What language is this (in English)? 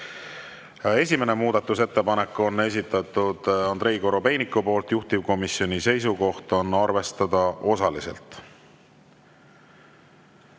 Estonian